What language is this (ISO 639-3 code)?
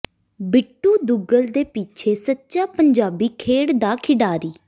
pan